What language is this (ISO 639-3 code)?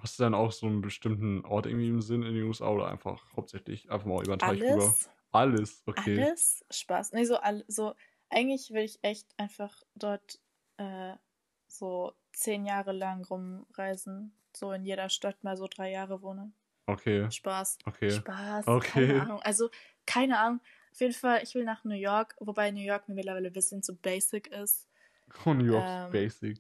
deu